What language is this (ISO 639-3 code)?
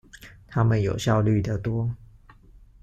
zho